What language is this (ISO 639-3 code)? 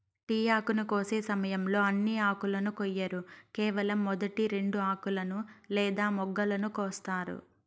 tel